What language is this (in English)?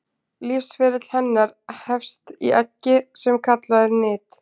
Icelandic